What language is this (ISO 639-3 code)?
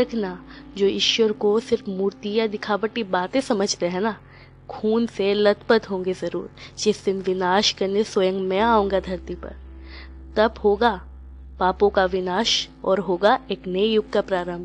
hin